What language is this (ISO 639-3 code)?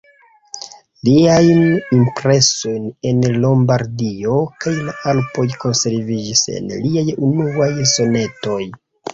epo